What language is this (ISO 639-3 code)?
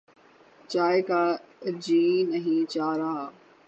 urd